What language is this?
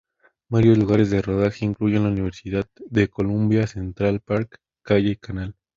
Spanish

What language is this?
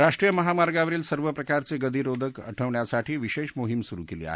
Marathi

